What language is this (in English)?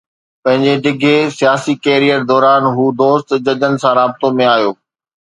Sindhi